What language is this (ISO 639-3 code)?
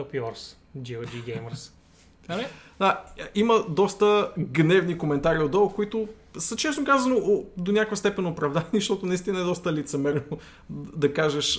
bul